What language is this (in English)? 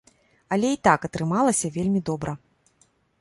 Belarusian